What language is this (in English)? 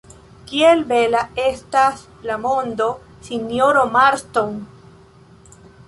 Esperanto